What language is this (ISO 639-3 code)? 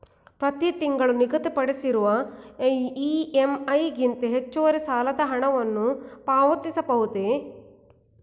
kan